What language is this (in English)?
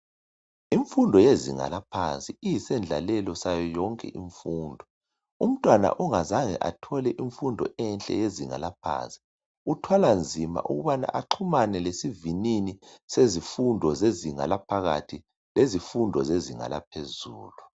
North Ndebele